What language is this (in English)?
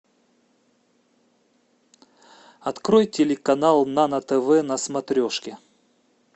Russian